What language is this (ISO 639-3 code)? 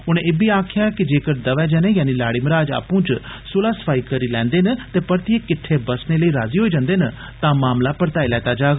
doi